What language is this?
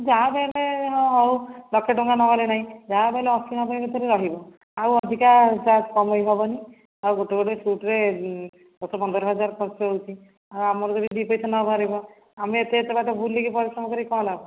Odia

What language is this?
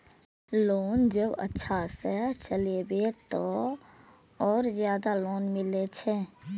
Maithili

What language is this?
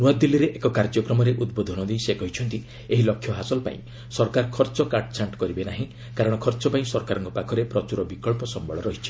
Odia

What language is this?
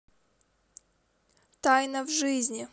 Russian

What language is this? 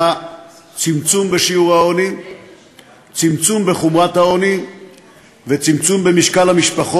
Hebrew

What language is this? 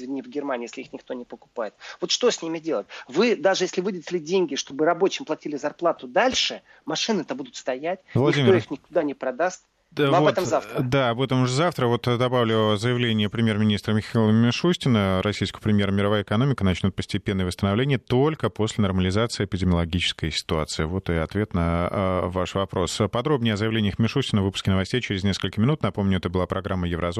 Russian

